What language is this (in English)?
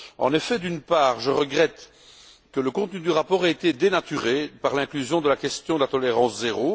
French